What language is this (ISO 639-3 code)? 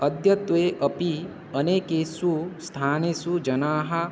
san